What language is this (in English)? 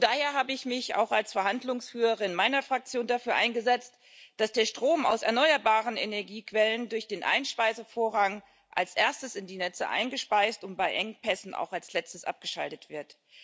German